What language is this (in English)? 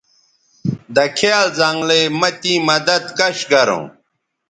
Bateri